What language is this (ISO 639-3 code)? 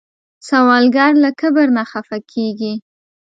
pus